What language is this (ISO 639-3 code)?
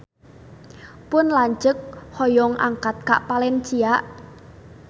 sun